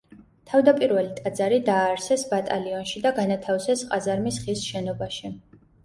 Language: Georgian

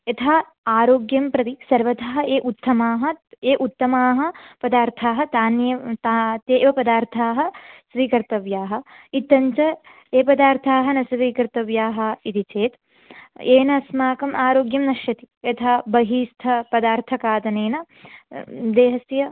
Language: Sanskrit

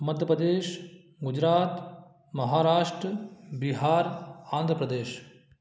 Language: Hindi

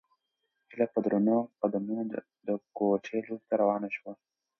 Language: Pashto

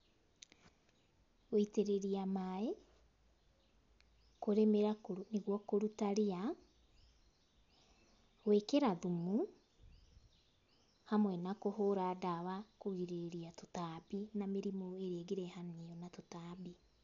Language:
Kikuyu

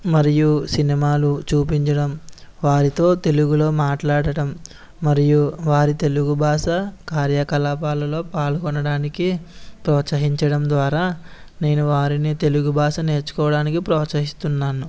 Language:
Telugu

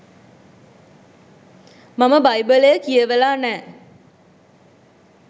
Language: Sinhala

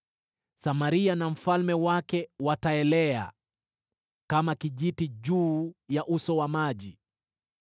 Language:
Swahili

